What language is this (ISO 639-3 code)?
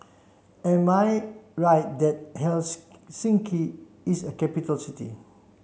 eng